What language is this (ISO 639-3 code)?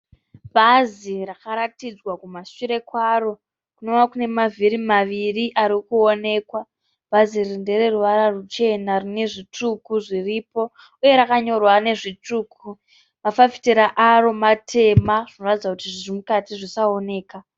sna